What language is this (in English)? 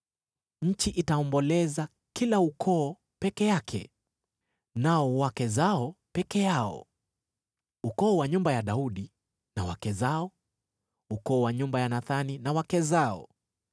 Swahili